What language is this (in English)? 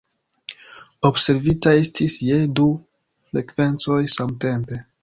Esperanto